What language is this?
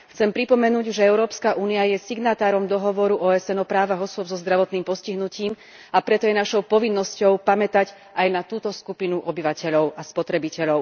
Slovak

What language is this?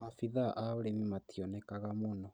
Kikuyu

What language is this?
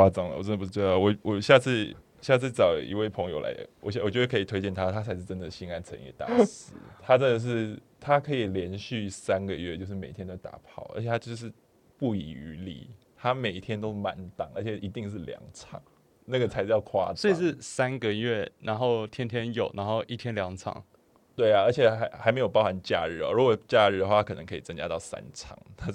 Chinese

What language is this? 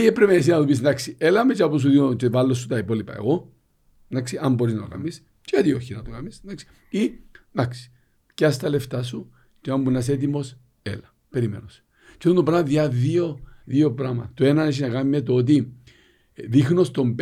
Greek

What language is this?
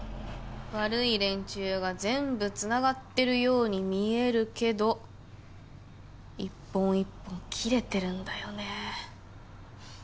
Japanese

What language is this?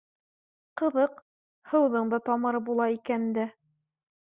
Bashkir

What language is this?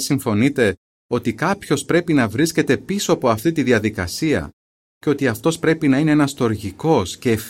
Greek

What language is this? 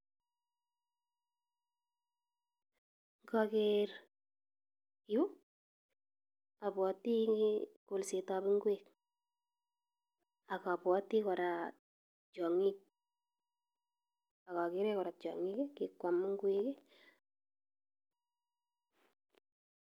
Kalenjin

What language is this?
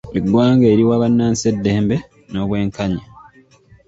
Ganda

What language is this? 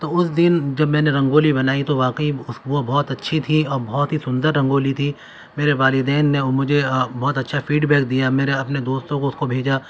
Urdu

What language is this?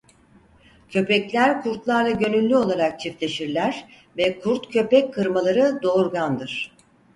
Turkish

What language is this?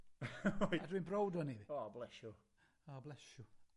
Welsh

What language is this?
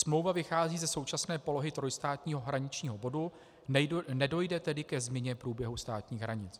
Czech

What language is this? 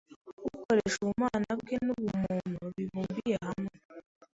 Kinyarwanda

